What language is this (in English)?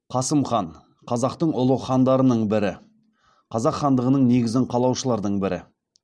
Kazakh